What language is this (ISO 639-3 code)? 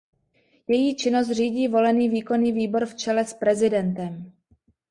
ces